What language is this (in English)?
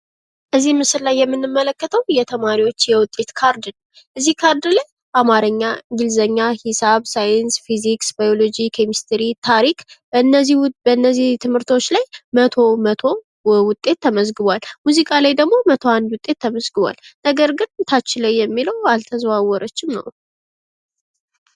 Amharic